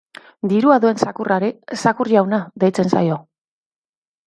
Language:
Basque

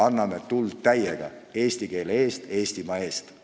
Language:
Estonian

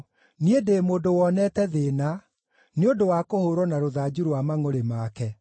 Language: Kikuyu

